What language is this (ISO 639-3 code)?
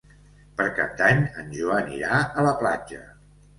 cat